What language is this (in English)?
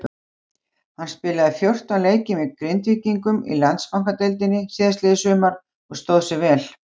Icelandic